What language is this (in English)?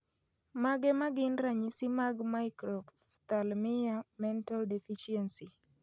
Luo (Kenya and Tanzania)